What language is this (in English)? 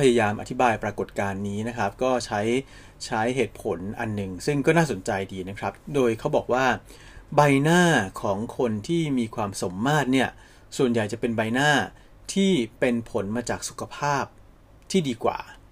Thai